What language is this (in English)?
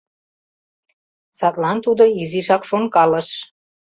Mari